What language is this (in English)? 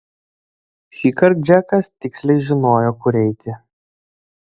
Lithuanian